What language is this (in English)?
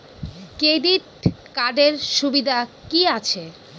Bangla